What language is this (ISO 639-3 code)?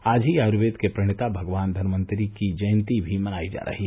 hin